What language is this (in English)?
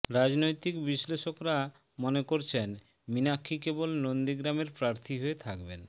Bangla